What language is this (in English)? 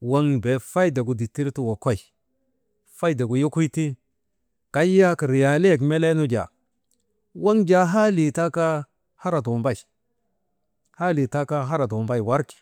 Maba